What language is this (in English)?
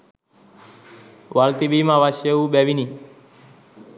Sinhala